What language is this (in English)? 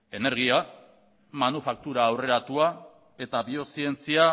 Basque